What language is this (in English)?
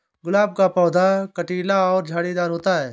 Hindi